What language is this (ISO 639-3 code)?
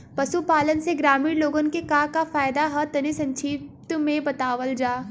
bho